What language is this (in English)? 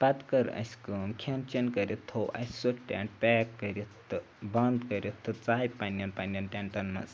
Kashmiri